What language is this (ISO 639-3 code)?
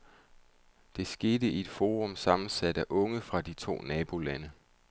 dan